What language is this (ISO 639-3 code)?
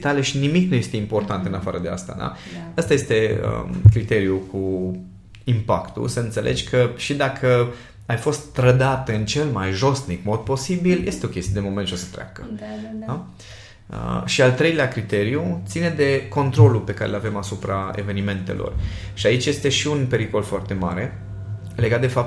ron